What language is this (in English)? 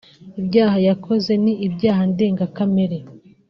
Kinyarwanda